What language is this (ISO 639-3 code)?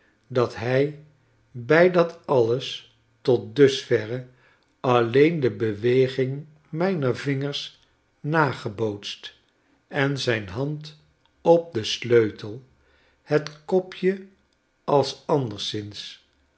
nld